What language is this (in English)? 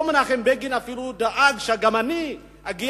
Hebrew